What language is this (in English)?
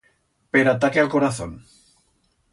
Aragonese